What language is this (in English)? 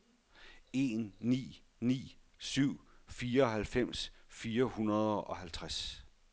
Danish